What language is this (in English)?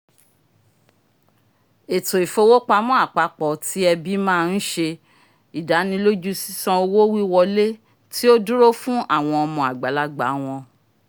Yoruba